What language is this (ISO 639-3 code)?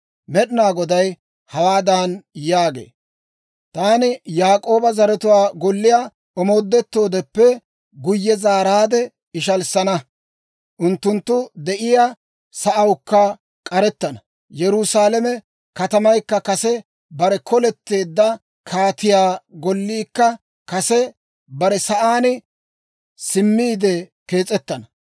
dwr